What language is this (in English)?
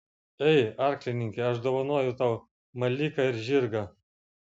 Lithuanian